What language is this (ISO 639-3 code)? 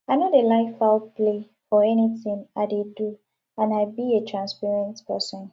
pcm